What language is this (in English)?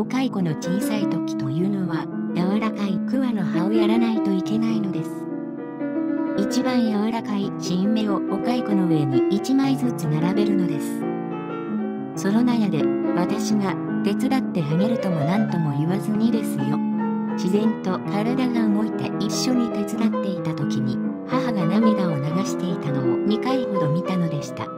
Japanese